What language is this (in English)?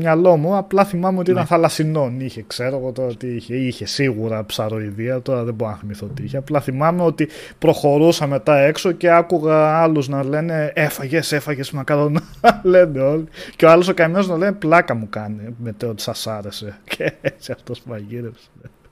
Greek